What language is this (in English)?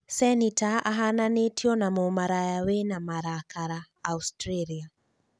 Kikuyu